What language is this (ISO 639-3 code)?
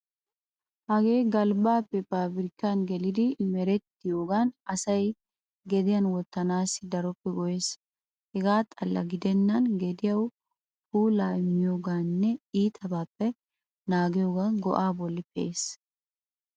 wal